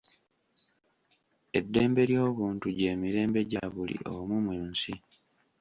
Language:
Ganda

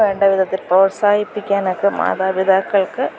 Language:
Malayalam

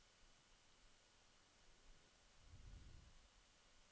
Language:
Norwegian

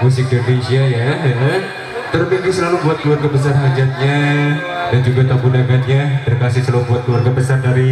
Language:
Indonesian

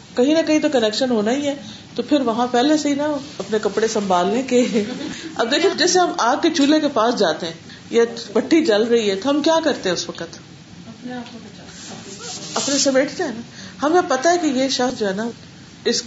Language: Urdu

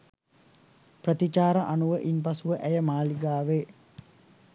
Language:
Sinhala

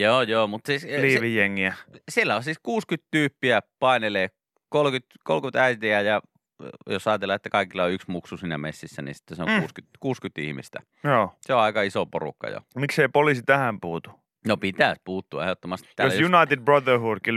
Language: Finnish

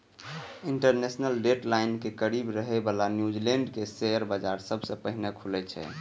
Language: Maithili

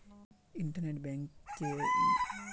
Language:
Magahi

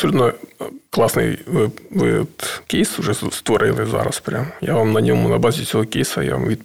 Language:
Ukrainian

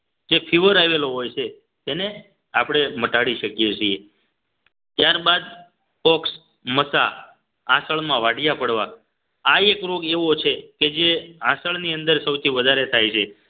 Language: Gujarati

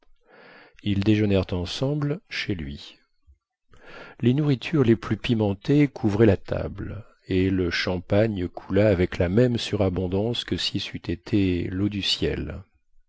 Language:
French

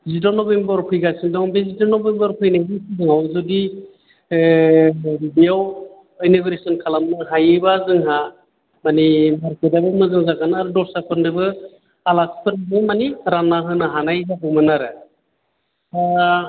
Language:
Bodo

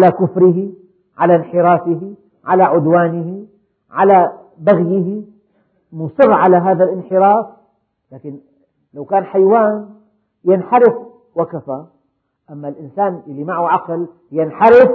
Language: Arabic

